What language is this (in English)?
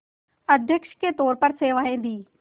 Hindi